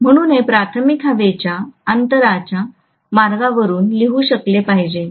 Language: Marathi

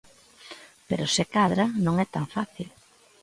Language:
Galician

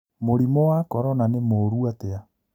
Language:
Kikuyu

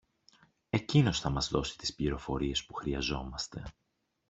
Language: Greek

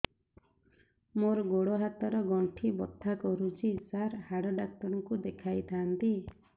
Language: Odia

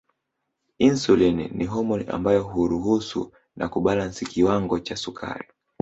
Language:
Swahili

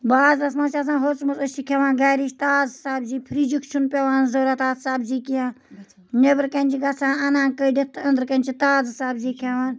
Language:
Kashmiri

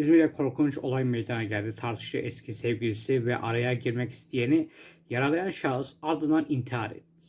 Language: Turkish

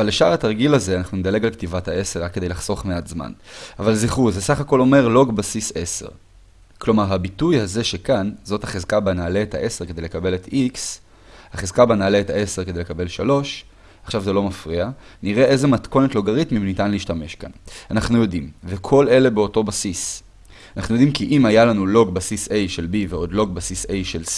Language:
Hebrew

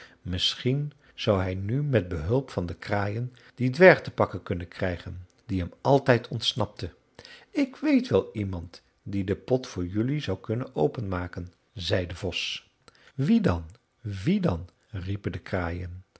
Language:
Dutch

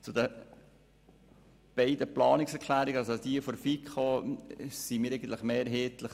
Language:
Swiss German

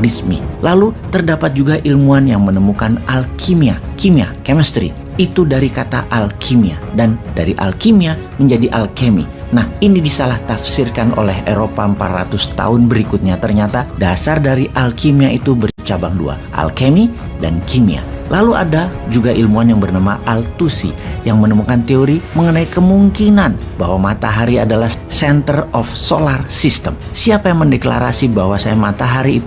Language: Indonesian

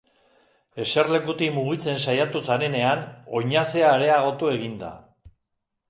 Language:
Basque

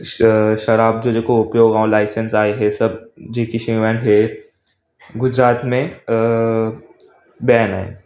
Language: Sindhi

